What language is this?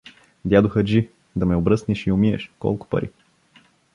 Bulgarian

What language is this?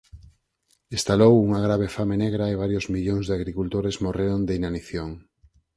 Galician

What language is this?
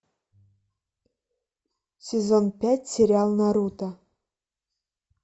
Russian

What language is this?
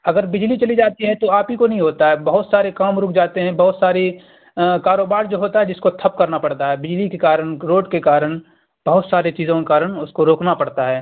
Urdu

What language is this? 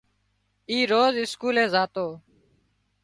Wadiyara Koli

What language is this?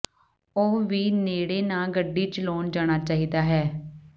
Punjabi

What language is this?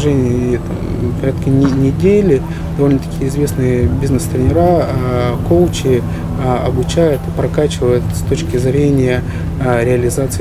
Russian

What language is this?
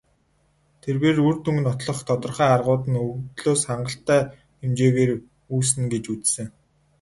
Mongolian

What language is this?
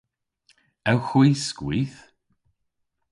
Cornish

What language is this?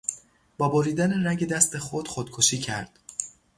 Persian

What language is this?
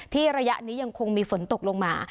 Thai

